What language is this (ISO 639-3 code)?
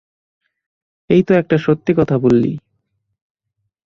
ben